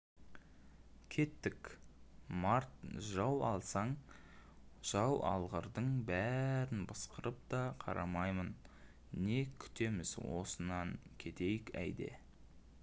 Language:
Kazakh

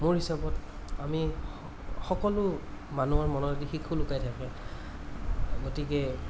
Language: Assamese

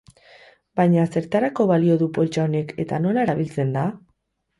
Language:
Basque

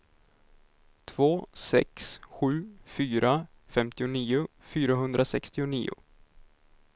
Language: Swedish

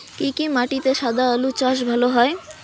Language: Bangla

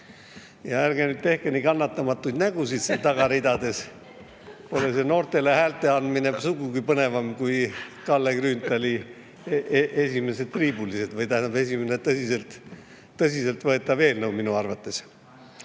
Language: Estonian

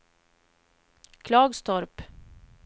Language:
Swedish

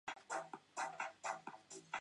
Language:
Chinese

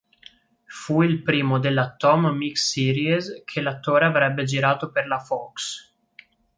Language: Italian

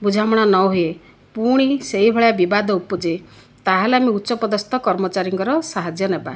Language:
Odia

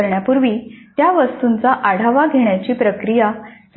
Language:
Marathi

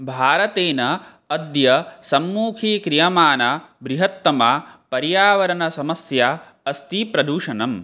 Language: Sanskrit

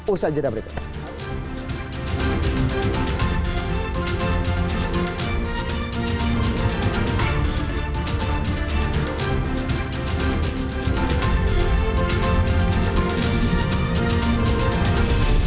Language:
Indonesian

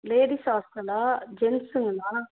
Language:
Tamil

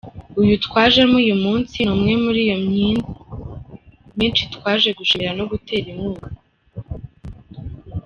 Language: Kinyarwanda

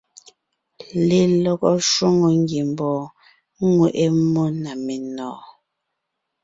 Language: Ngiemboon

